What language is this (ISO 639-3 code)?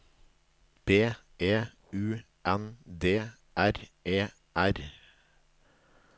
nor